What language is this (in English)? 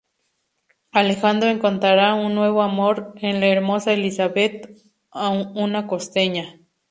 Spanish